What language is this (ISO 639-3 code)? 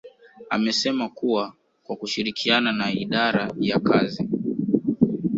swa